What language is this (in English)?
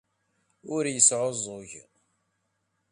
Kabyle